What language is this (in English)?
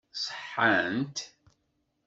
Kabyle